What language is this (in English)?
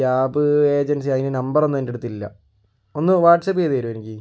Malayalam